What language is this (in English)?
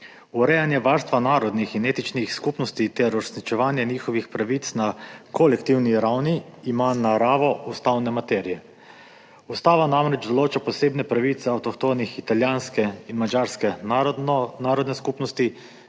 Slovenian